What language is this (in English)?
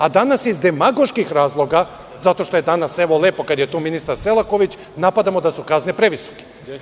Serbian